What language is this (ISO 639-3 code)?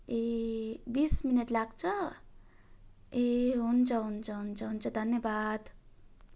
nep